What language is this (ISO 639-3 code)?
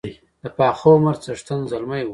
pus